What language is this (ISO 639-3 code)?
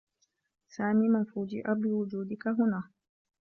ara